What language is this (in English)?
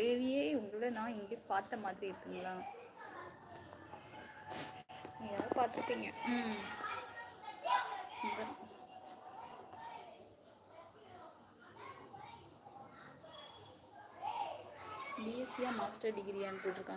Tamil